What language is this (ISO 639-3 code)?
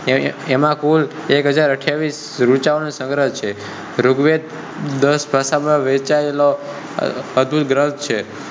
guj